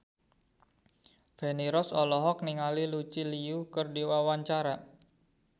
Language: Sundanese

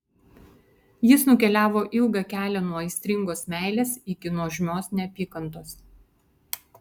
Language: Lithuanian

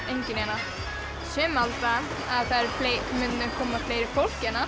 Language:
Icelandic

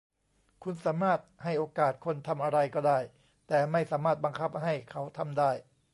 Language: Thai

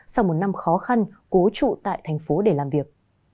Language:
Vietnamese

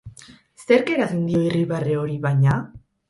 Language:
Basque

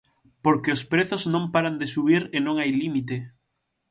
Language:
Galician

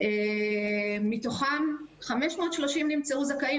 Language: Hebrew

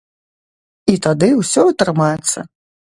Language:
Belarusian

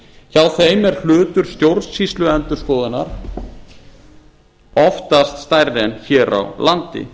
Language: Icelandic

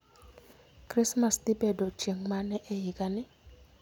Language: Luo (Kenya and Tanzania)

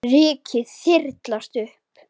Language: Icelandic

